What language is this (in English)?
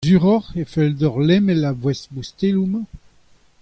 Breton